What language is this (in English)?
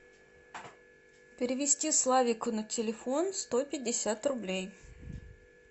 Russian